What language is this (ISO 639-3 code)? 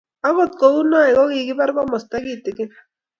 kln